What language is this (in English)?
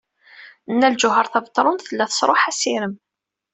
Kabyle